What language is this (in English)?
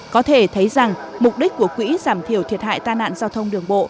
Vietnamese